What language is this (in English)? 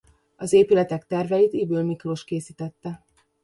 Hungarian